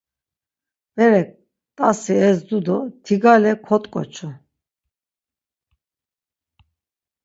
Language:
Laz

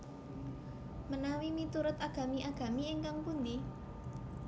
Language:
Javanese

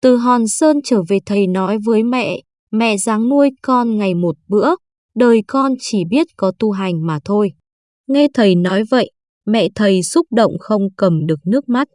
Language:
Vietnamese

